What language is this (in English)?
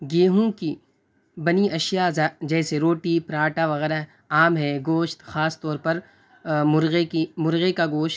Urdu